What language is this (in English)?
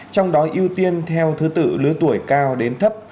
Vietnamese